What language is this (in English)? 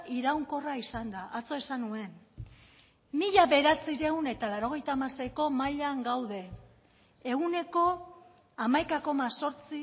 Basque